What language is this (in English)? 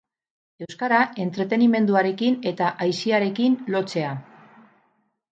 Basque